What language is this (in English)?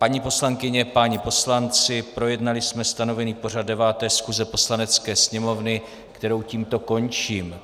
Czech